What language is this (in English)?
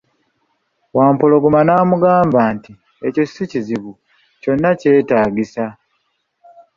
Ganda